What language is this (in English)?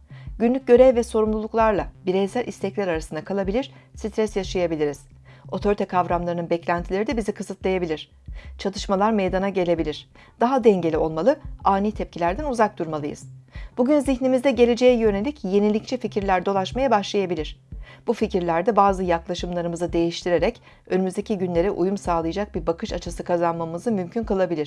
Turkish